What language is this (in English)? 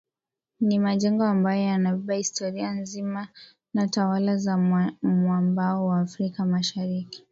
Swahili